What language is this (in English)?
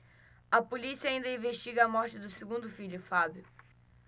Portuguese